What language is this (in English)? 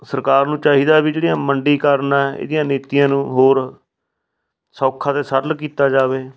Punjabi